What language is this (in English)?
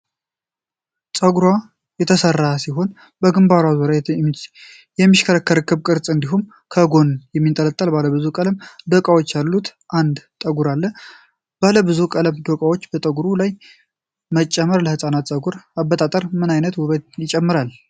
Amharic